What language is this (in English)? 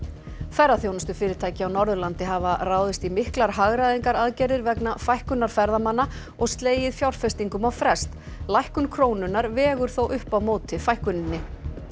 Icelandic